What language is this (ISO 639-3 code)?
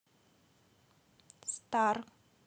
rus